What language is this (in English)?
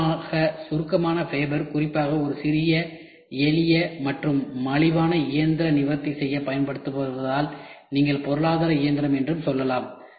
Tamil